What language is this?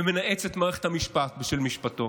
Hebrew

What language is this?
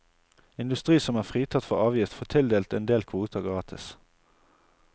Norwegian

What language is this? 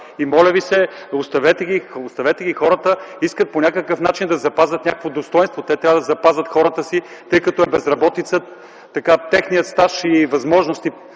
Bulgarian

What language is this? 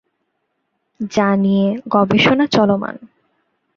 Bangla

